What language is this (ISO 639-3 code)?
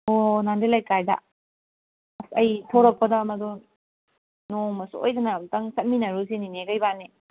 mni